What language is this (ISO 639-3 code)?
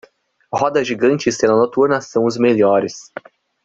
por